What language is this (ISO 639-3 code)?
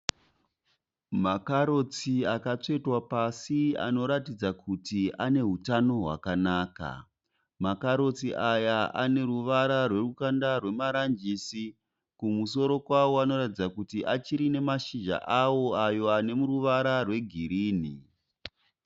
sna